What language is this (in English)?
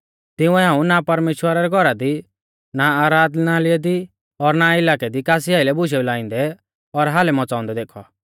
Mahasu Pahari